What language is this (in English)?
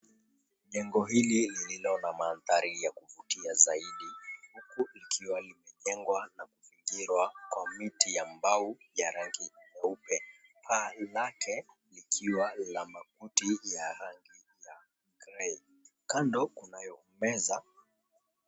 Swahili